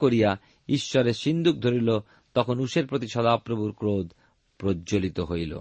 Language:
Bangla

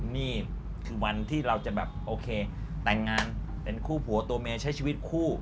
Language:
Thai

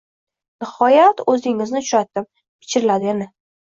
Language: Uzbek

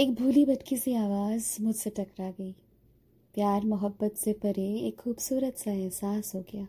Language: Hindi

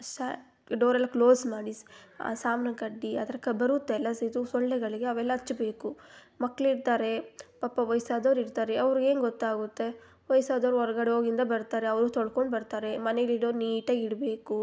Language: Kannada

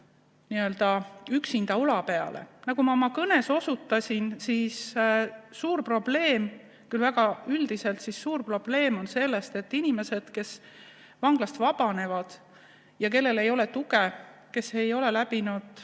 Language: Estonian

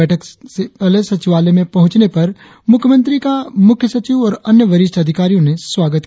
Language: Hindi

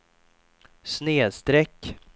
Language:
Swedish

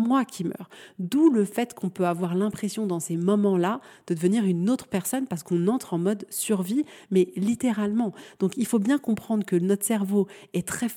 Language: French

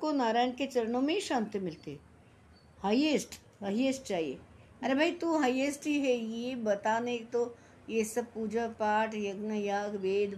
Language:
Hindi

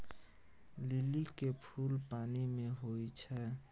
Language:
Maithili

